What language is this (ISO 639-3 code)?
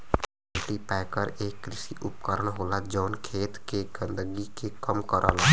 bho